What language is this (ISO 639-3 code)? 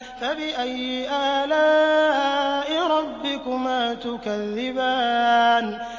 ara